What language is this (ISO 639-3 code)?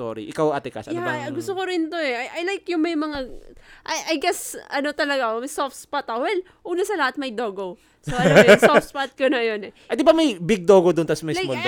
fil